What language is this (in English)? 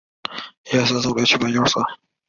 Chinese